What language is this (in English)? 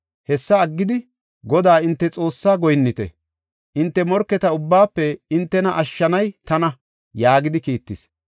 Gofa